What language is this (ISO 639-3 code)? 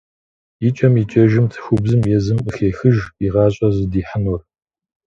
kbd